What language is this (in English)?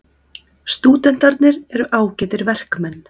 Icelandic